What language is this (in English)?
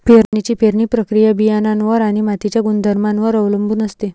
Marathi